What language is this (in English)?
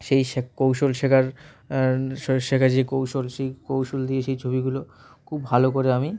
Bangla